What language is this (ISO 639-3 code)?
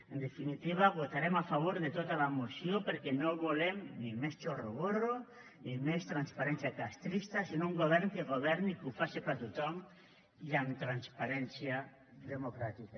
cat